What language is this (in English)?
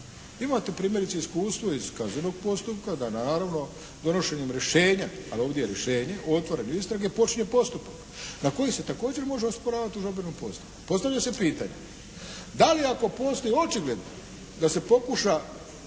Croatian